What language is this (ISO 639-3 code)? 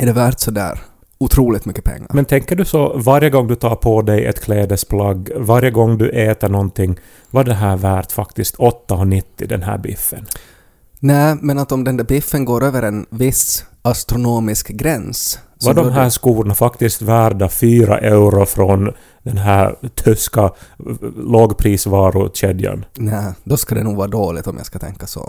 swe